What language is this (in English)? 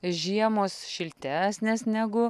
Lithuanian